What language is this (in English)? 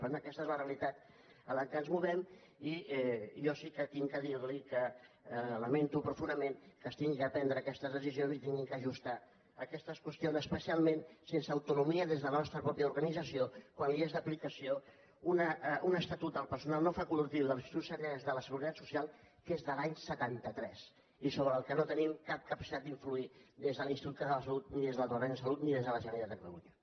Catalan